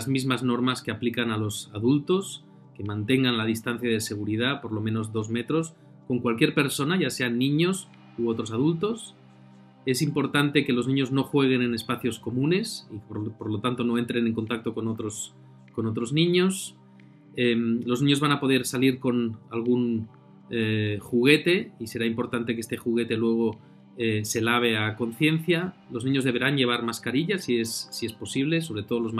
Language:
Spanish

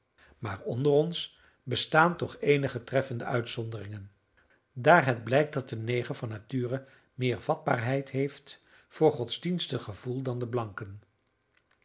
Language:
Dutch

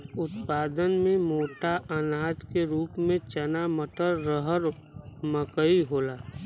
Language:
Bhojpuri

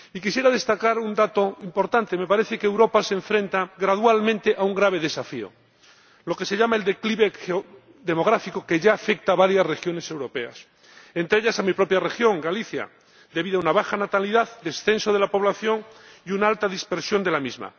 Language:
Spanish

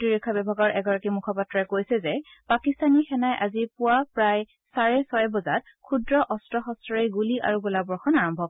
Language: Assamese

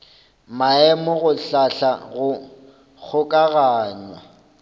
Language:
Northern Sotho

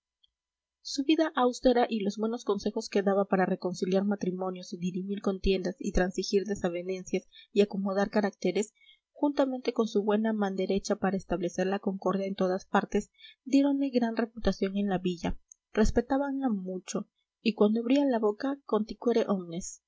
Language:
Spanish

